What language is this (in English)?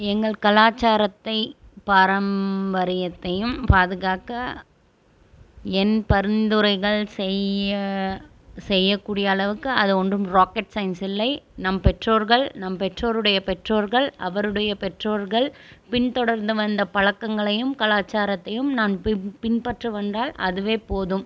Tamil